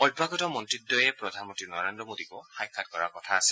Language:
Assamese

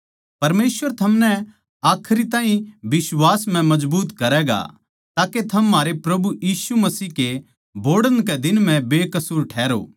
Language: Haryanvi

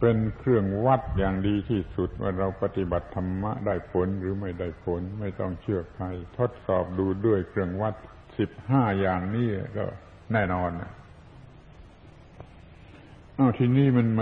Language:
Thai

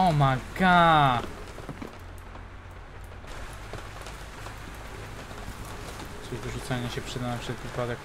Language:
Polish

